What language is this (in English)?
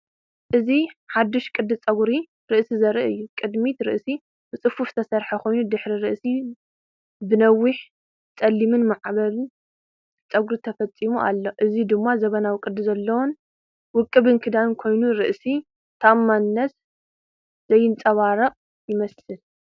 Tigrinya